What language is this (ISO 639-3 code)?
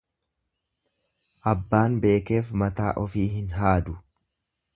orm